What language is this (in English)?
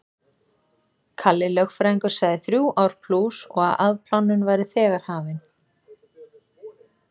Icelandic